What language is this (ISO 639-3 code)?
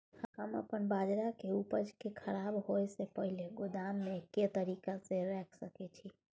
mai